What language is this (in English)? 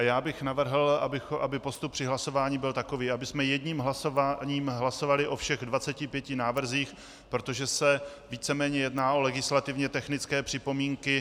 Czech